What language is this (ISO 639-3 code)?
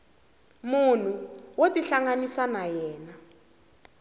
tso